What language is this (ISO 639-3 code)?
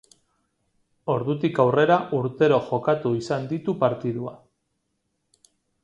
eus